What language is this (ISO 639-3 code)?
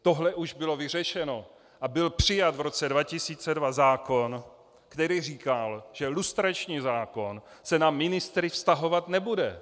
ces